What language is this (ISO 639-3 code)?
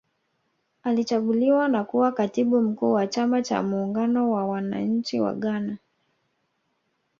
swa